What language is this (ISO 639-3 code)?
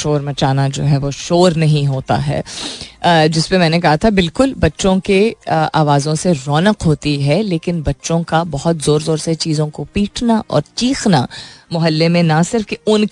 hin